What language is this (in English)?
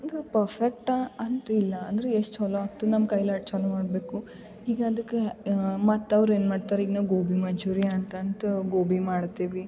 Kannada